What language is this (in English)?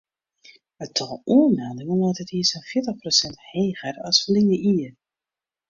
Western Frisian